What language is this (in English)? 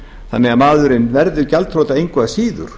Icelandic